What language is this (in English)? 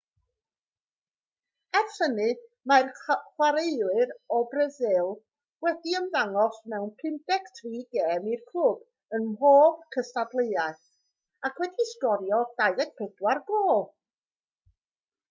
Welsh